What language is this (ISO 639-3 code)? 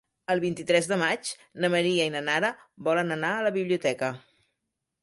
cat